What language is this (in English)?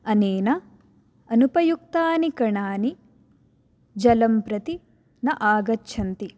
Sanskrit